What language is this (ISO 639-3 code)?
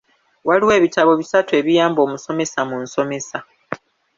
lug